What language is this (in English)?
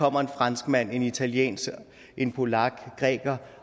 Danish